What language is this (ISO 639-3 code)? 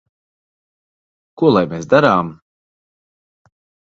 lav